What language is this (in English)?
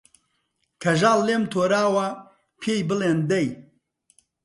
Central Kurdish